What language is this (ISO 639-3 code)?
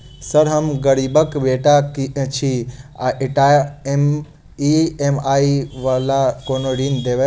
mai